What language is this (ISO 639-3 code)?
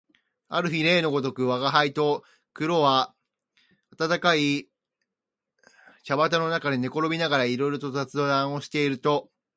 jpn